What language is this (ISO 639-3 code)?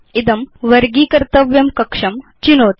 san